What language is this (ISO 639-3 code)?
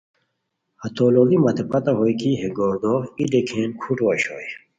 khw